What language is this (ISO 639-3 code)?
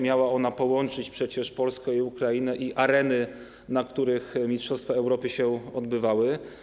pol